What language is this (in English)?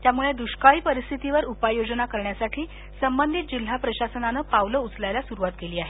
Marathi